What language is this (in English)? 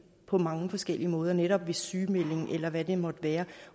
Danish